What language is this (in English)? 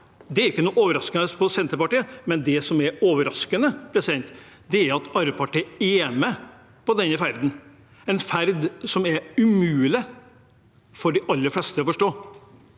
Norwegian